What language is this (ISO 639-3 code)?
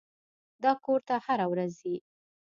pus